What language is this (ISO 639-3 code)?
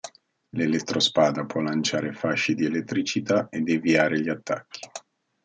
ita